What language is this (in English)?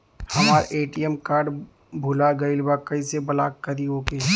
Bhojpuri